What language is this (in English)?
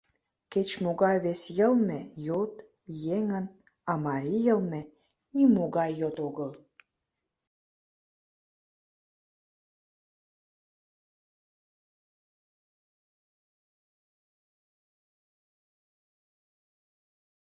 Mari